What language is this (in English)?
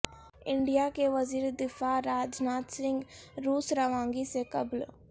Urdu